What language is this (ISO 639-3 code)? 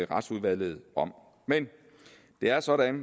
dan